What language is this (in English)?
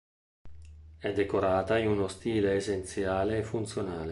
Italian